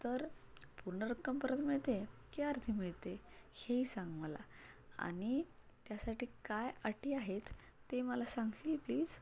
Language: Marathi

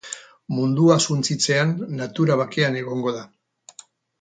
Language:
Basque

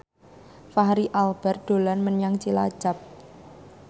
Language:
Javanese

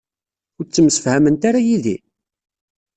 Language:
Kabyle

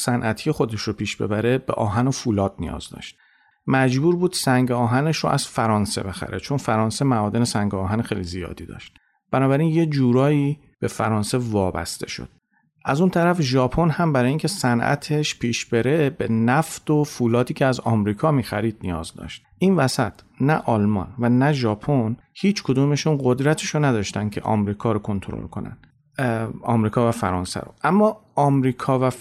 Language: Persian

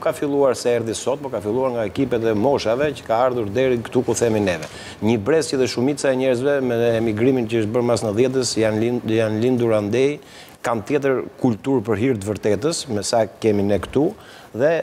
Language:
Romanian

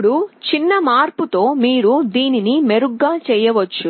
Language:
Telugu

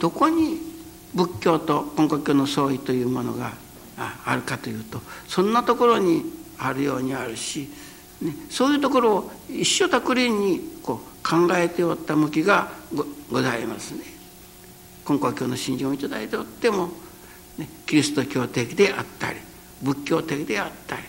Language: Japanese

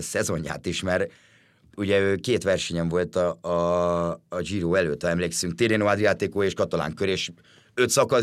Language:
Hungarian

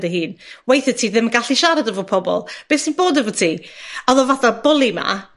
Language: Welsh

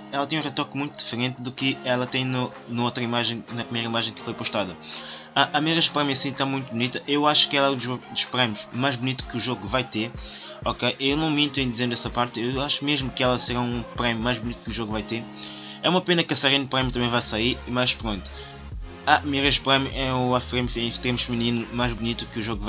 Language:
Portuguese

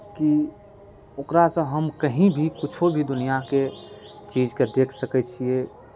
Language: Maithili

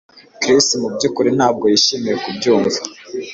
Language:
Kinyarwanda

